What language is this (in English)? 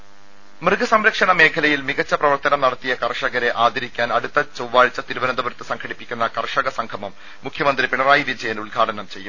Malayalam